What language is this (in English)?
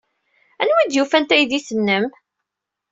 Kabyle